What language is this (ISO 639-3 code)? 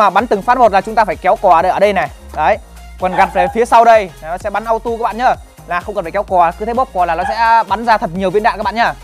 vie